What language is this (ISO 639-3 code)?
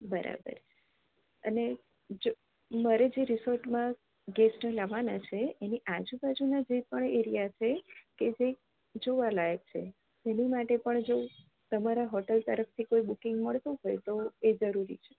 guj